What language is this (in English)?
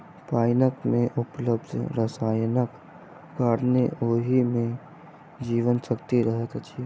Maithili